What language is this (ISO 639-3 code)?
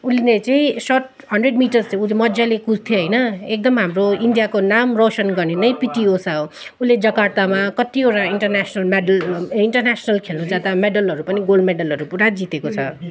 nep